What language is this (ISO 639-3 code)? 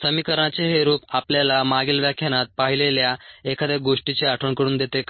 mar